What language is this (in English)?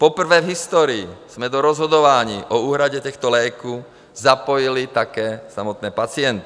Czech